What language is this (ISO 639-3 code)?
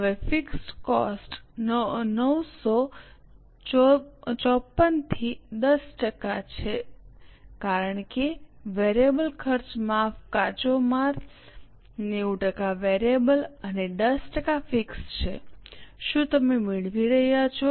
guj